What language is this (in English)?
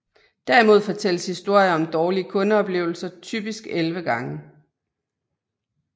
Danish